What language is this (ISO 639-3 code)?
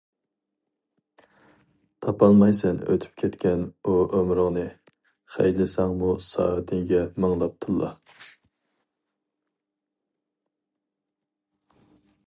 uig